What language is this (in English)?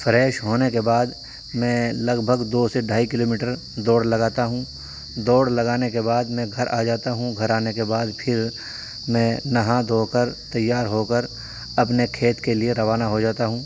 Urdu